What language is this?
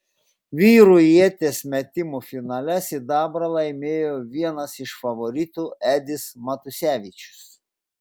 Lithuanian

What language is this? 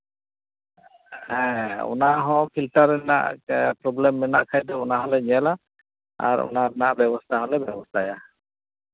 Santali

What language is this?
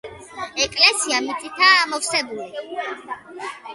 Georgian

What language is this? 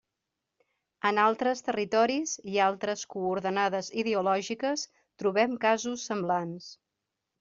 Catalan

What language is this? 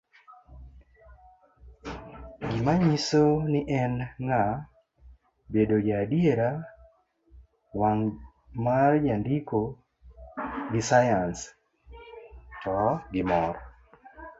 Luo (Kenya and Tanzania)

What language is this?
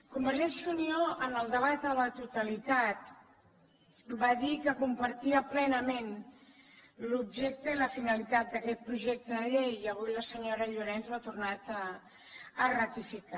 Catalan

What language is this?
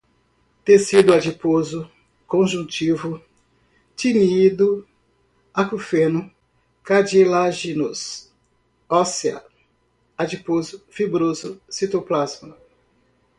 Portuguese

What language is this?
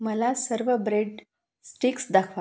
Marathi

